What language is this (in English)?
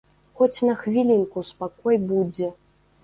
Belarusian